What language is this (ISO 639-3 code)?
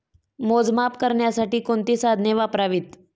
mar